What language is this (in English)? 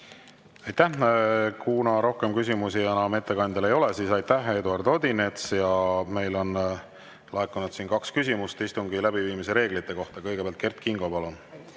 Estonian